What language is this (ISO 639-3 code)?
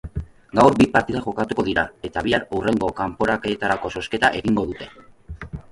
eus